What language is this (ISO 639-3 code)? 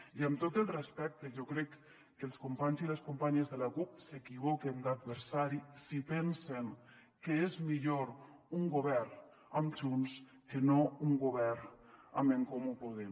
cat